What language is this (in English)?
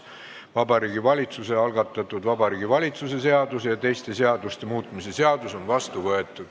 Estonian